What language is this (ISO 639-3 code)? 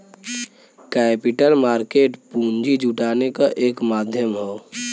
bho